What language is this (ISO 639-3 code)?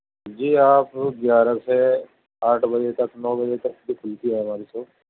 urd